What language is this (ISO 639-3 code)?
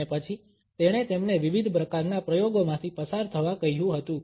guj